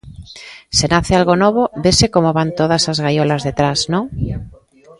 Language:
Galician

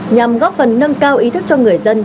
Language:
Vietnamese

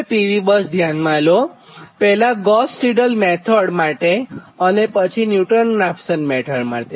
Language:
Gujarati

